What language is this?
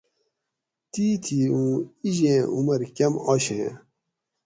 Gawri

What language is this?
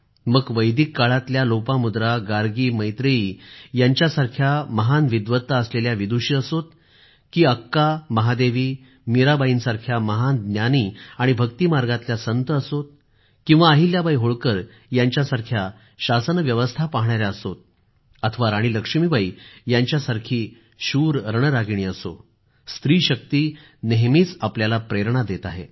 Marathi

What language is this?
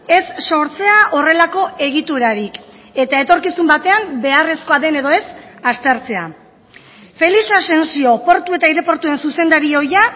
Basque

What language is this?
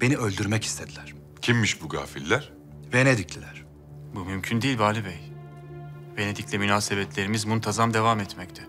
Turkish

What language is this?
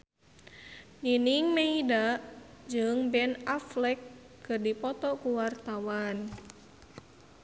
Sundanese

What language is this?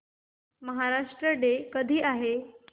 Marathi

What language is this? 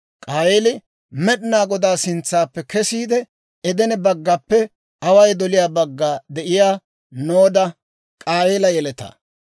Dawro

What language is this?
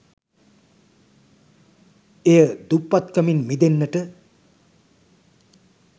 Sinhala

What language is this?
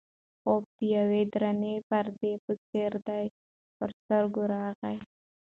Pashto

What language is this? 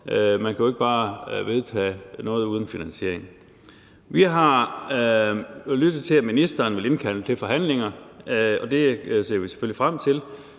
Danish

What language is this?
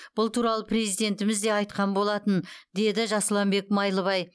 Kazakh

